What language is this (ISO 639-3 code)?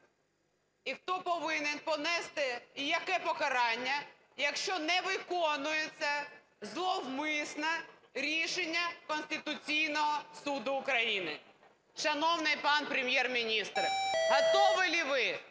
ukr